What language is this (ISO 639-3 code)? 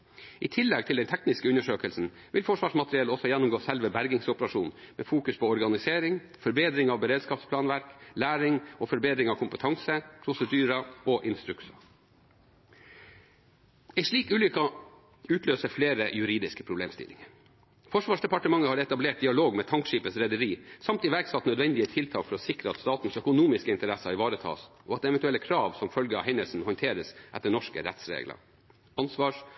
nob